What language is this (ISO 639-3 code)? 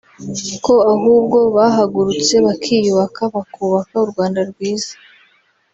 kin